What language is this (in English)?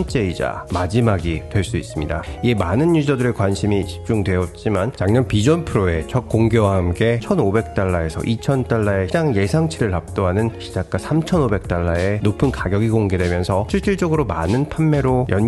Korean